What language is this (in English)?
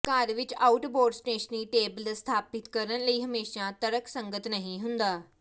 Punjabi